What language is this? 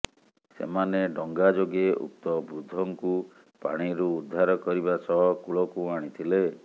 Odia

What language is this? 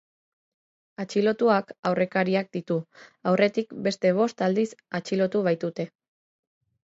Basque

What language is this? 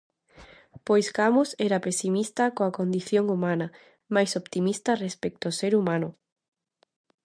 Galician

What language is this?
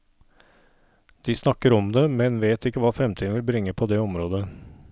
Norwegian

